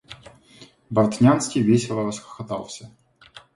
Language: Russian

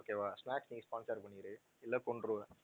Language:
Tamil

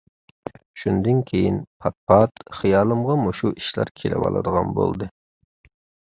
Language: Uyghur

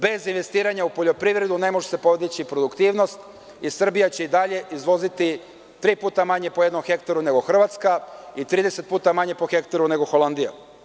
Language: Serbian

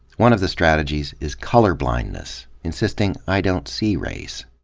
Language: English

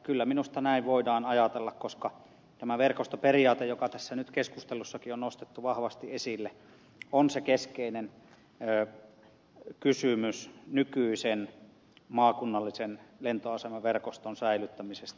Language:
Finnish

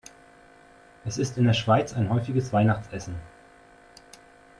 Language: German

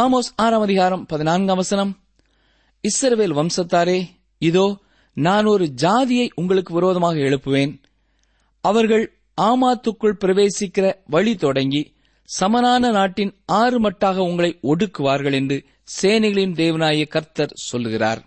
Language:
Tamil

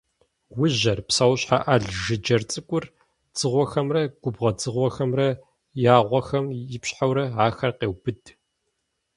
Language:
Kabardian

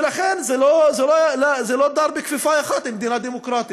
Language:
Hebrew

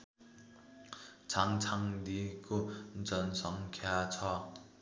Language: Nepali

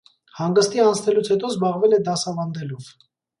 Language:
Armenian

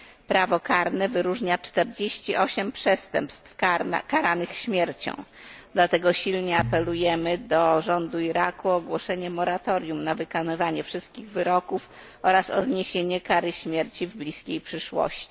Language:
Polish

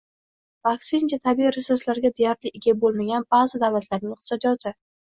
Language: Uzbek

